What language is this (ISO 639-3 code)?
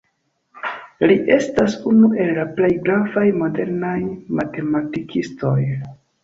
epo